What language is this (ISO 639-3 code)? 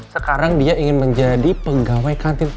ind